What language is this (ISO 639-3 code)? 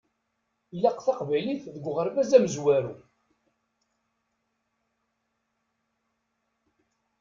kab